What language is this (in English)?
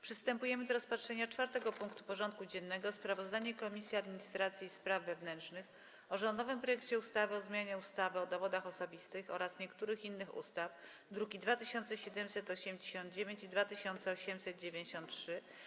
Polish